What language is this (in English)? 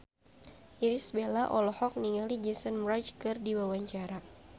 Sundanese